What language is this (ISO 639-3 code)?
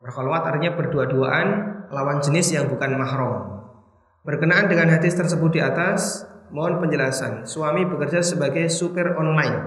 ind